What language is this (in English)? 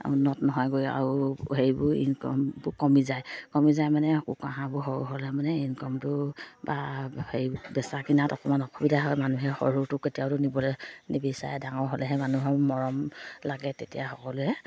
Assamese